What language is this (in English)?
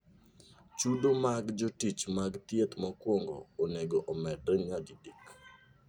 Luo (Kenya and Tanzania)